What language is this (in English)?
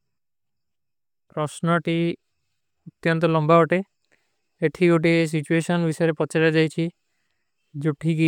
Kui (India)